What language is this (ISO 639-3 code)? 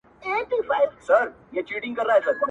pus